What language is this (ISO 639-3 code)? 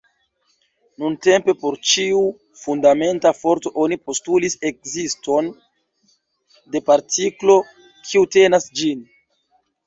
epo